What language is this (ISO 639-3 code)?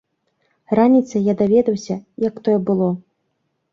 bel